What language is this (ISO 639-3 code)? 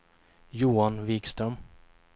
swe